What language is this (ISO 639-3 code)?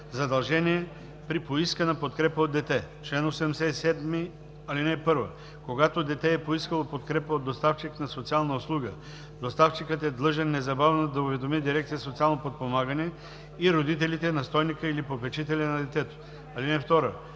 bul